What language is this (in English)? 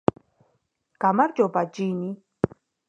Georgian